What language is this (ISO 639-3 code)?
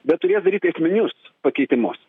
lit